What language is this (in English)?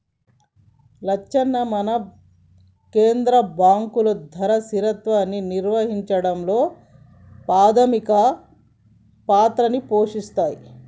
Telugu